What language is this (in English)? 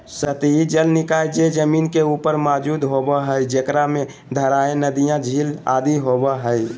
Magahi